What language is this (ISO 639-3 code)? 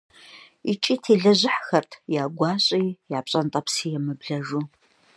kbd